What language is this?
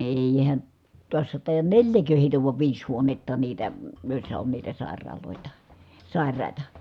Finnish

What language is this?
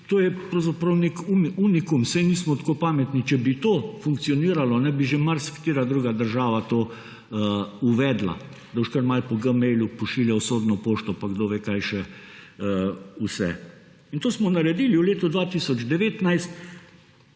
Slovenian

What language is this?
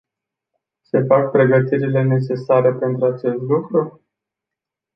Romanian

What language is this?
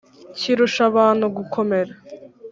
Kinyarwanda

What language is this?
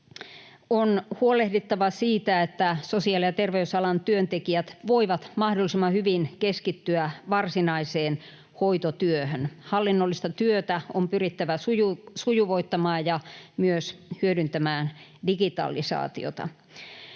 Finnish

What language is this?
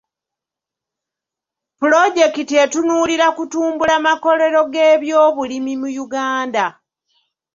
Ganda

